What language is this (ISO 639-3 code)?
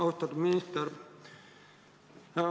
est